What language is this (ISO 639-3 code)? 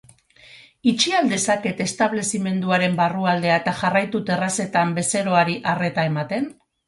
eus